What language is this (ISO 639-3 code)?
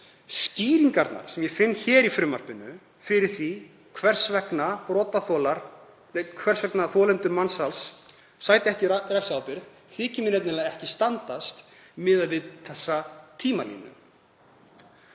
isl